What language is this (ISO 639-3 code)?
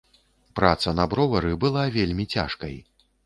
bel